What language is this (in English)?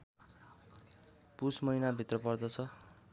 Nepali